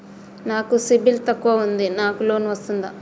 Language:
Telugu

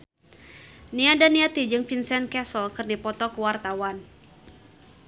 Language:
Sundanese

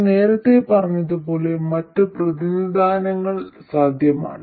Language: Malayalam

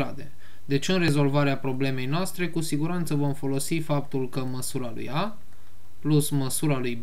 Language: Romanian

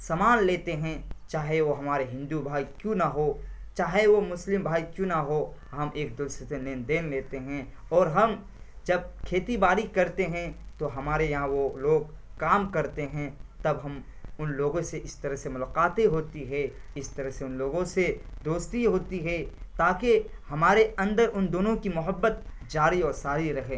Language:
Urdu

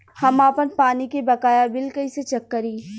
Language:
Bhojpuri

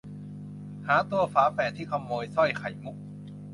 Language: Thai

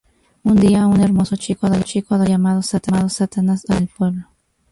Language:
Spanish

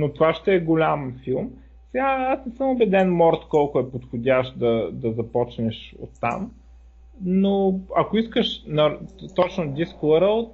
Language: Bulgarian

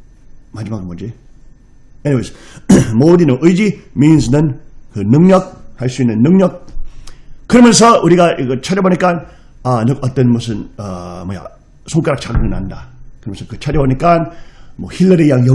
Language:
Korean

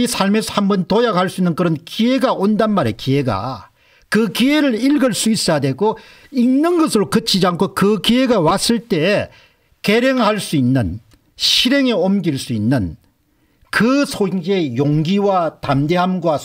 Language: Korean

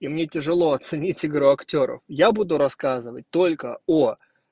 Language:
Russian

